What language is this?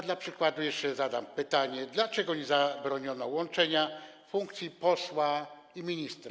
Polish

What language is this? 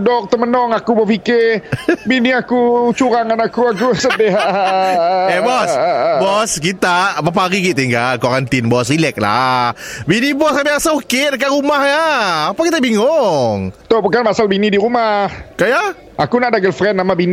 Malay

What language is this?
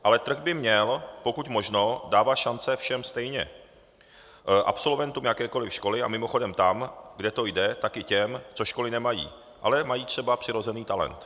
Czech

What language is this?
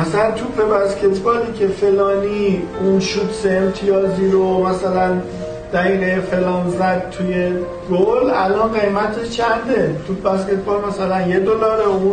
Persian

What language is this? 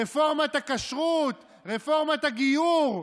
Hebrew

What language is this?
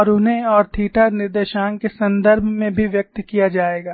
Hindi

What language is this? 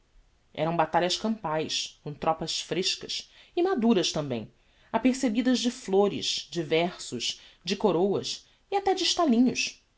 Portuguese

